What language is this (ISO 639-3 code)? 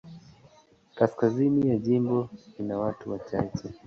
swa